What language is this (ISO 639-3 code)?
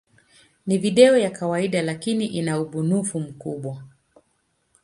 swa